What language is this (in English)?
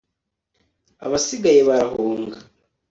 Kinyarwanda